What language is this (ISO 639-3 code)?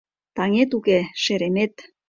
chm